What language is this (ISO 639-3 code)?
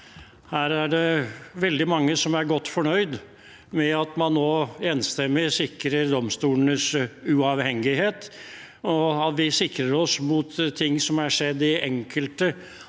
nor